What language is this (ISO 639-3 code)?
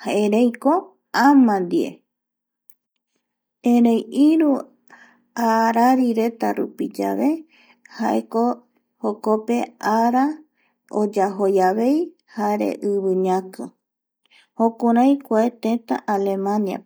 gui